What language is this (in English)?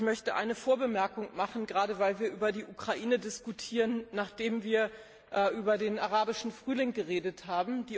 German